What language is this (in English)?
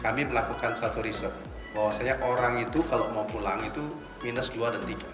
Indonesian